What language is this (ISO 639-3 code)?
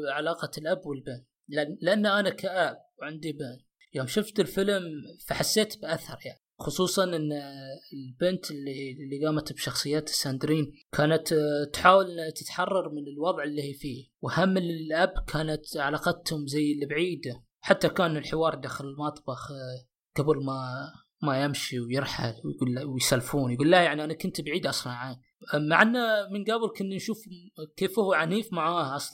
ara